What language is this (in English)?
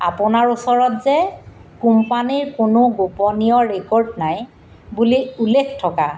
Assamese